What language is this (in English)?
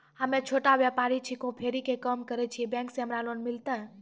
Maithili